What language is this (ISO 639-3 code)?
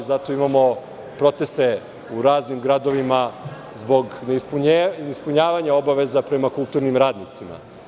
srp